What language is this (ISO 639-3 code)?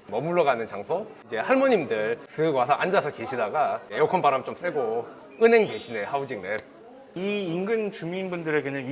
kor